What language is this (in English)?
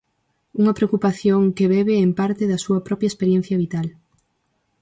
Galician